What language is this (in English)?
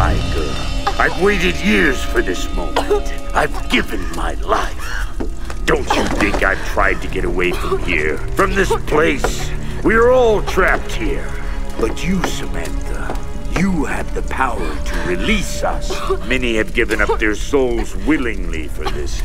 Hungarian